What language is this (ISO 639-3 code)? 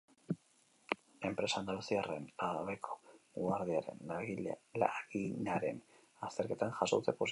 eus